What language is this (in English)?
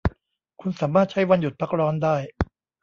Thai